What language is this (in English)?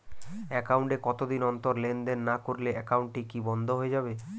Bangla